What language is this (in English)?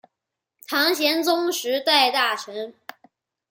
Chinese